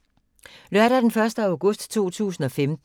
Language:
Danish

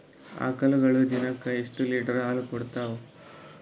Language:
Kannada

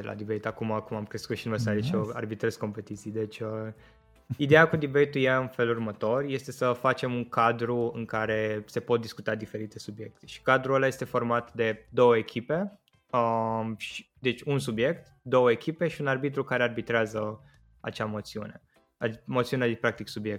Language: Romanian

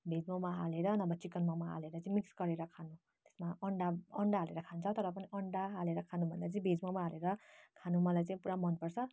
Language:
Nepali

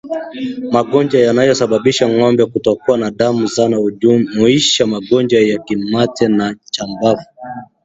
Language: Swahili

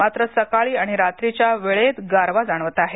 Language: Marathi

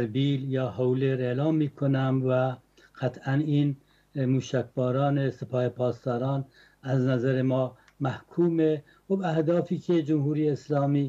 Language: Persian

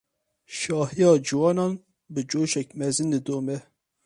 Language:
Kurdish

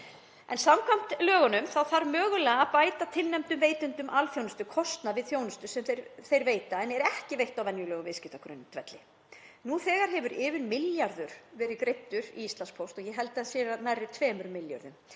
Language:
Icelandic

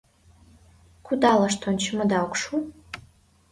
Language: Mari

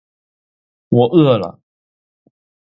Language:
Chinese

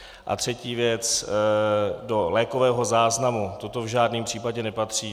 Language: Czech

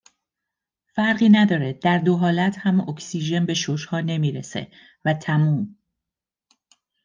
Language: Persian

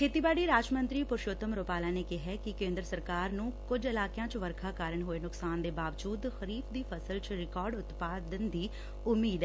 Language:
Punjabi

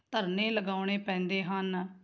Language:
Punjabi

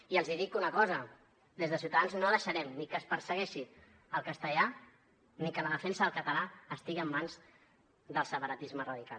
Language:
Catalan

